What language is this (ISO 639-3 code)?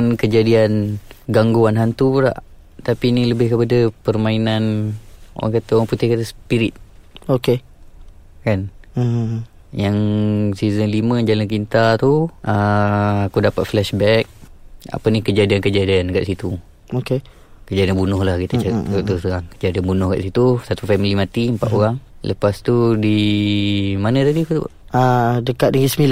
msa